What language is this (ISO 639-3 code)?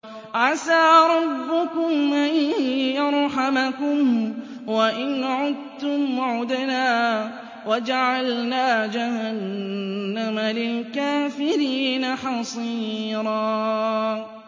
ara